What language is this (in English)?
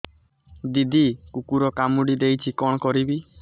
Odia